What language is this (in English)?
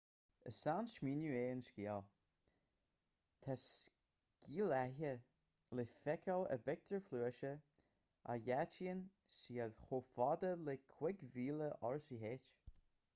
Irish